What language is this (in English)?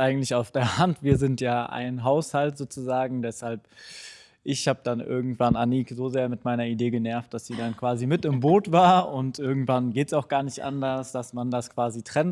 German